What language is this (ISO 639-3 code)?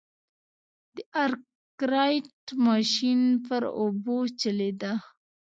pus